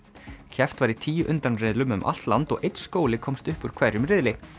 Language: Icelandic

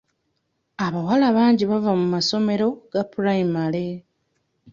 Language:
Ganda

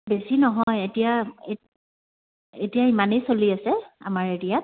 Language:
Assamese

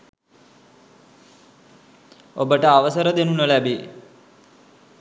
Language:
Sinhala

